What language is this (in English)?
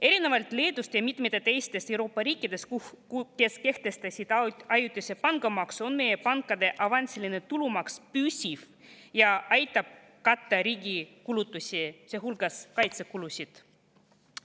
Estonian